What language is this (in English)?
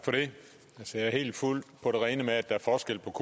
Danish